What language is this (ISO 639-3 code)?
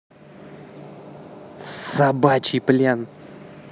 rus